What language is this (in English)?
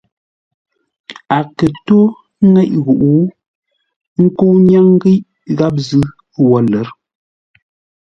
Ngombale